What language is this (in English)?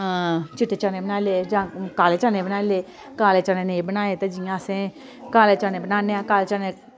Dogri